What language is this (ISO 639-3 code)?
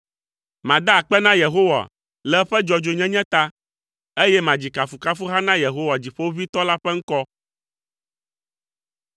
ewe